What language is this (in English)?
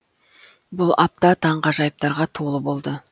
Kazakh